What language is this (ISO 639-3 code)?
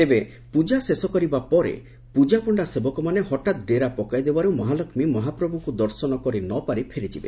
ori